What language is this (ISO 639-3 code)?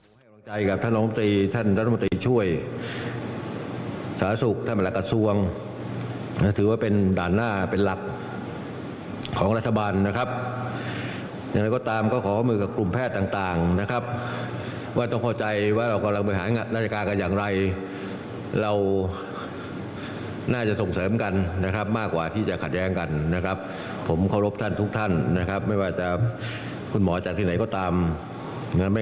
tha